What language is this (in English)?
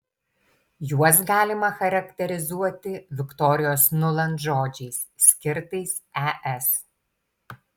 Lithuanian